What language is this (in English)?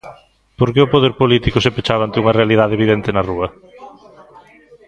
Galician